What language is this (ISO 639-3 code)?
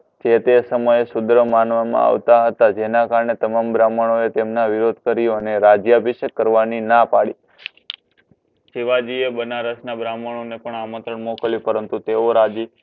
guj